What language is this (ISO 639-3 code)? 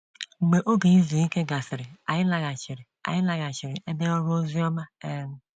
ibo